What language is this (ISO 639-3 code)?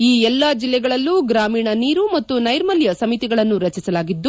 kan